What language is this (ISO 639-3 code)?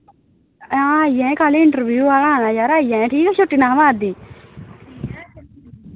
doi